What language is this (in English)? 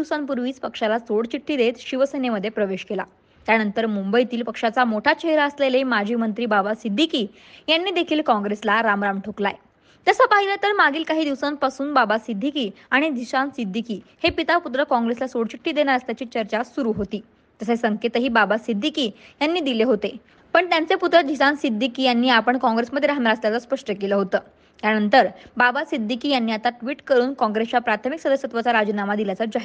Marathi